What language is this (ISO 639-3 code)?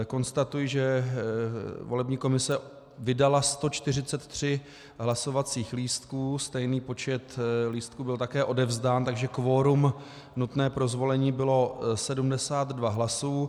ces